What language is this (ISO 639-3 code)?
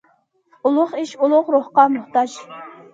uig